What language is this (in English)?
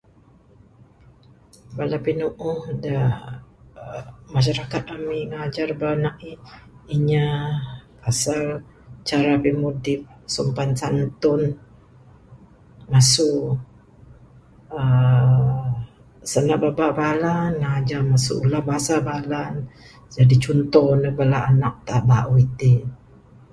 Bukar-Sadung Bidayuh